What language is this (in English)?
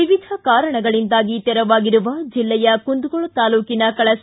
Kannada